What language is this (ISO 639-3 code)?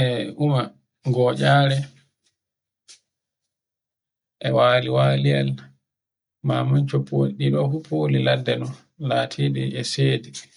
fue